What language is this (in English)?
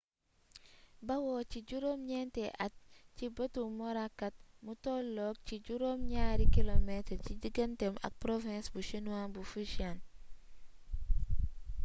Wolof